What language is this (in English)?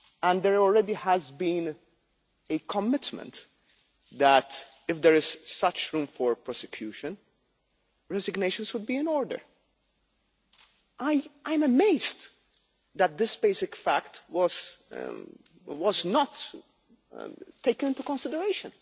English